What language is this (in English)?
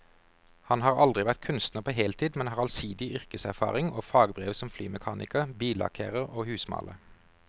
Norwegian